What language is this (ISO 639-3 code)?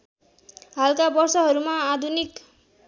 nep